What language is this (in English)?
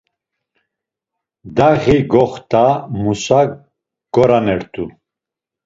Laz